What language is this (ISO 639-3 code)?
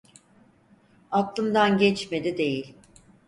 tur